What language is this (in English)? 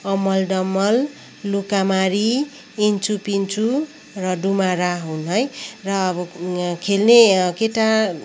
Nepali